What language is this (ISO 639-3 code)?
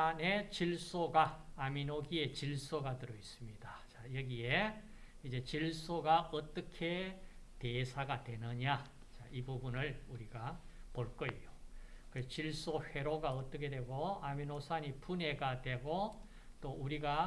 kor